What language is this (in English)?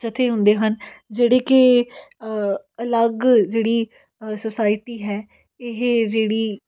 Punjabi